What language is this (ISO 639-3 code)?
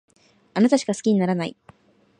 jpn